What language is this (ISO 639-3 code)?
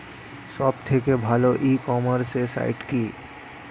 ben